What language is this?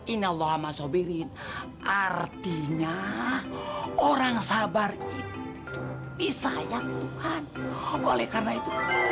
Indonesian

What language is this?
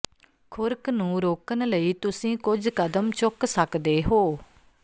Punjabi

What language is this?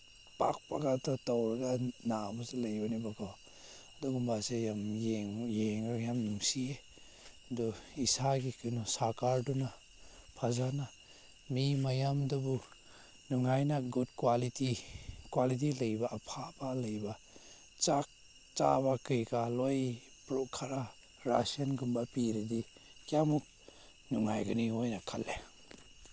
Manipuri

